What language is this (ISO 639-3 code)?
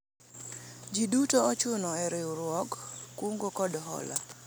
luo